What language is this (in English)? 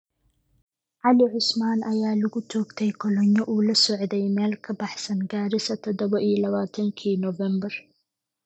Somali